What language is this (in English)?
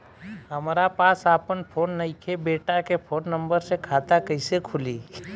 Bhojpuri